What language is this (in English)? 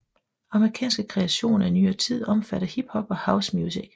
Danish